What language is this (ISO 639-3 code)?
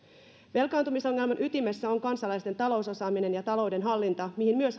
fin